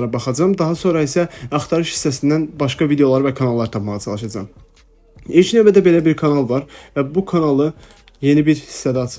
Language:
Turkish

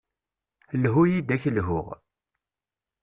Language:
Kabyle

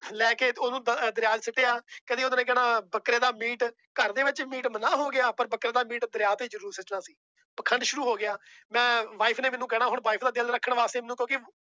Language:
Punjabi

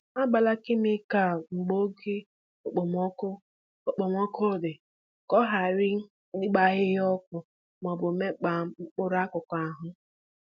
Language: Igbo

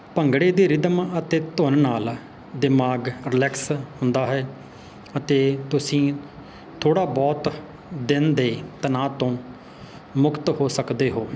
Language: Punjabi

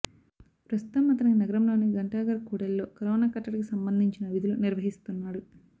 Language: Telugu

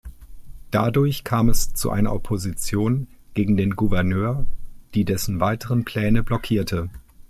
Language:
German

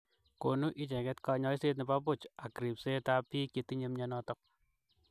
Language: Kalenjin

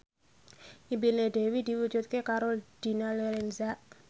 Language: Javanese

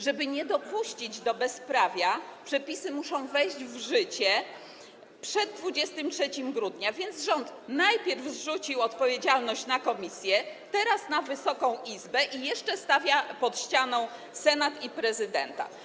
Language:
Polish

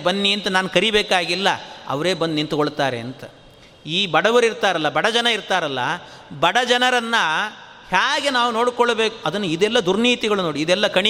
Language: Kannada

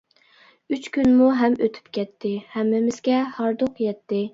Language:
Uyghur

